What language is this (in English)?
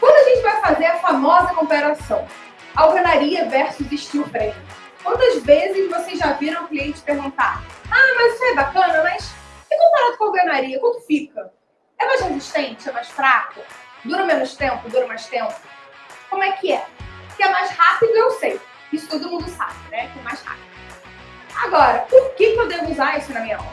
Portuguese